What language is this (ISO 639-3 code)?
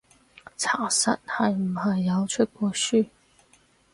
yue